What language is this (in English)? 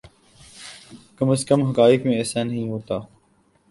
Urdu